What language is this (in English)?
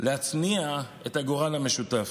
Hebrew